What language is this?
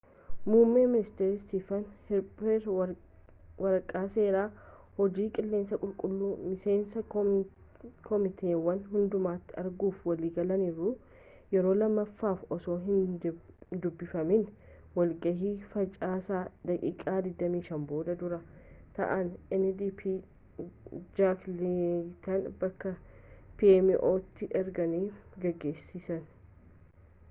Oromo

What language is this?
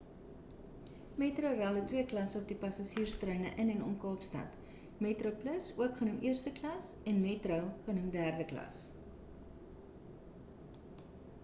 Afrikaans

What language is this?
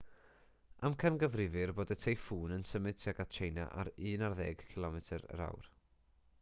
Welsh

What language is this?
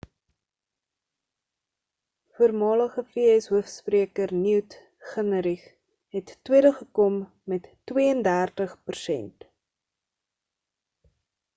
Afrikaans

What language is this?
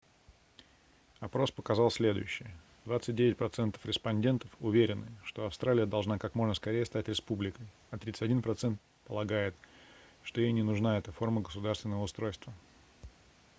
Russian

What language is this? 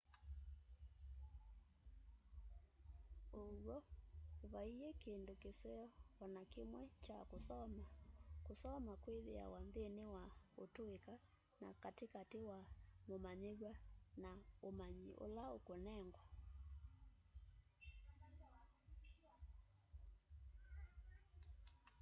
Kamba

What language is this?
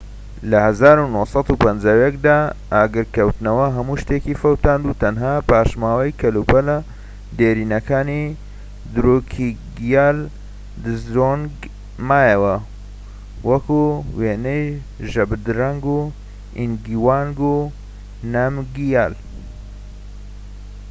Central Kurdish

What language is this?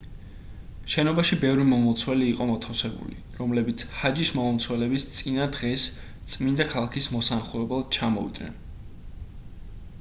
Georgian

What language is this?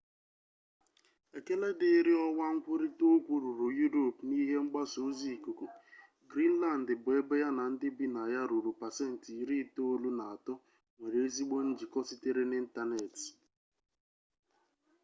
Igbo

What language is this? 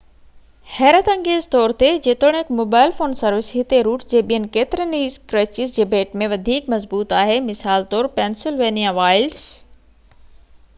Sindhi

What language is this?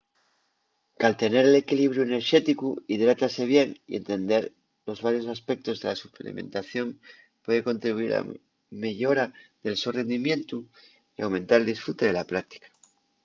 Asturian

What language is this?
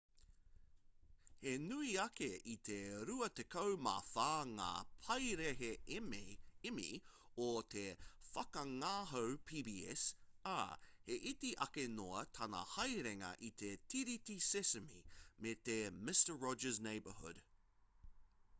Māori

